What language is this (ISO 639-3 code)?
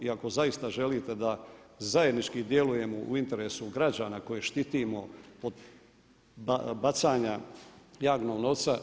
hrv